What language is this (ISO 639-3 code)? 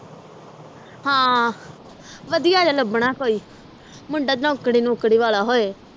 pan